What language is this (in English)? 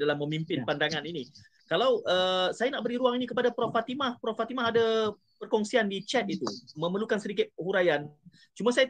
Malay